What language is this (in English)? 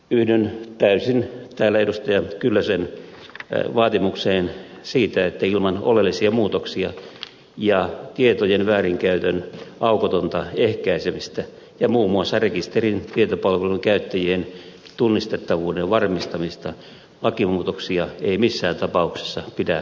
Finnish